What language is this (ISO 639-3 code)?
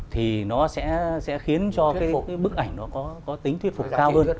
vie